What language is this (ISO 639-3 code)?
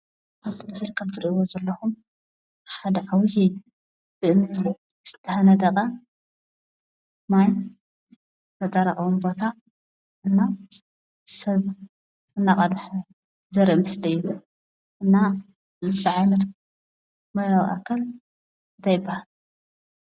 tir